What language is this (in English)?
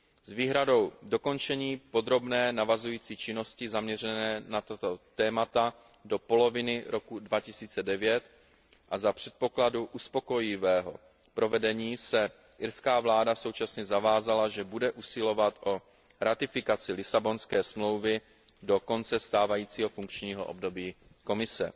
Czech